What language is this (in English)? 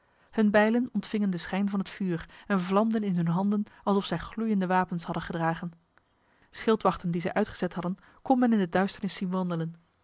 Dutch